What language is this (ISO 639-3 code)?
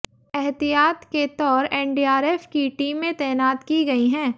hin